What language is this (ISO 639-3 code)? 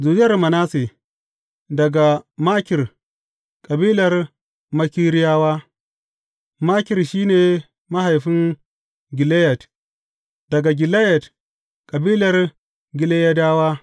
hau